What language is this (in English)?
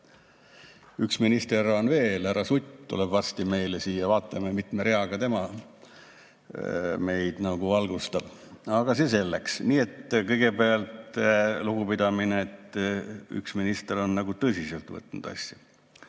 Estonian